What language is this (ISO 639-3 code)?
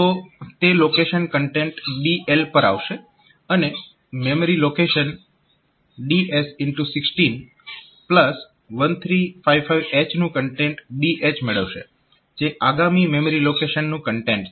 guj